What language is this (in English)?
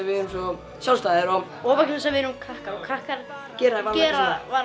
Icelandic